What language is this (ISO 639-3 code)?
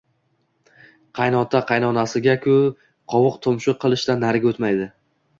uzb